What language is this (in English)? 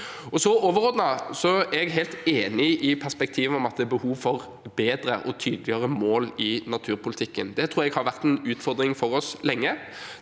Norwegian